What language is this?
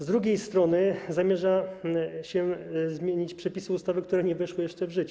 Polish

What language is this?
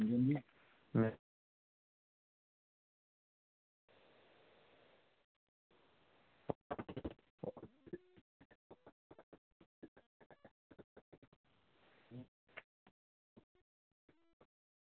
Dogri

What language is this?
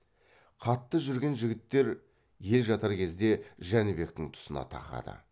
Kazakh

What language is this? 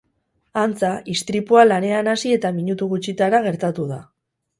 Basque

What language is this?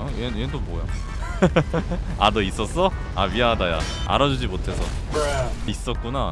Korean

